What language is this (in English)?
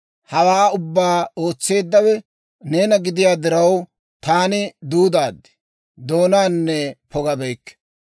Dawro